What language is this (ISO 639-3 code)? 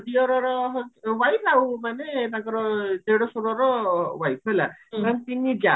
ori